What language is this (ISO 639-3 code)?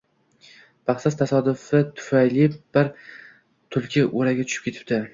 uzb